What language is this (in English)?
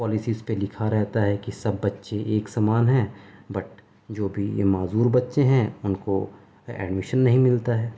Urdu